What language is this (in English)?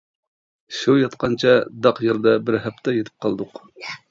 Uyghur